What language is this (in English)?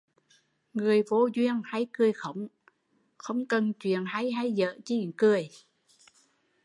Vietnamese